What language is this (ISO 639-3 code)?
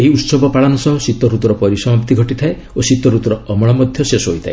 ori